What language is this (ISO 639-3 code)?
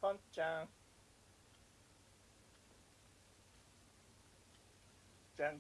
jpn